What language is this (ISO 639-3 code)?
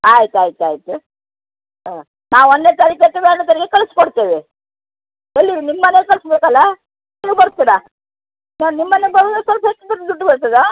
kan